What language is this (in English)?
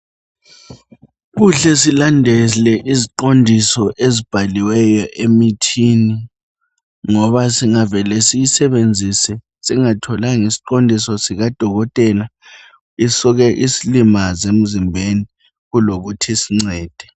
North Ndebele